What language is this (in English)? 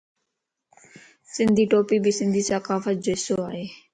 Lasi